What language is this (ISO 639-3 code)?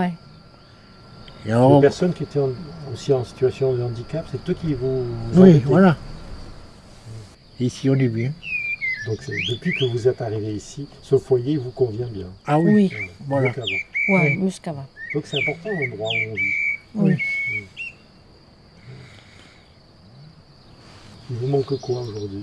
fra